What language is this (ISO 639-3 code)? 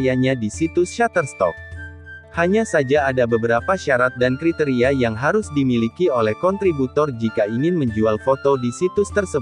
ind